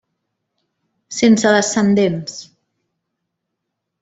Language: Catalan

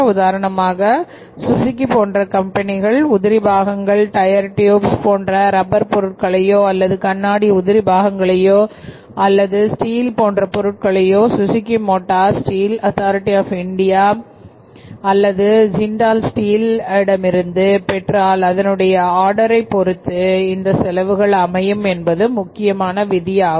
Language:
Tamil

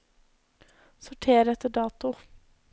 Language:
Norwegian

